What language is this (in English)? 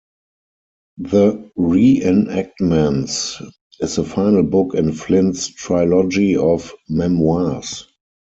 English